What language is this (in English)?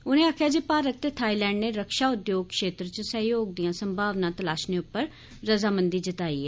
Dogri